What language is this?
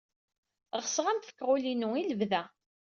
Kabyle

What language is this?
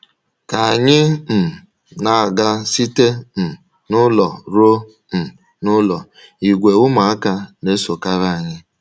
Igbo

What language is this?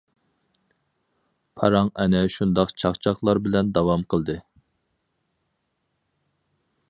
Uyghur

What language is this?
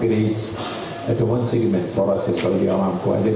Indonesian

